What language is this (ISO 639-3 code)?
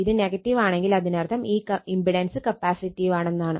mal